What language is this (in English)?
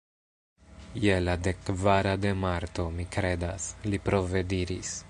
Esperanto